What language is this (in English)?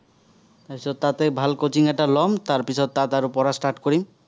Assamese